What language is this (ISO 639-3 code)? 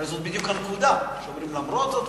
heb